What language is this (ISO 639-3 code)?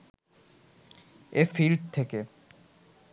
ben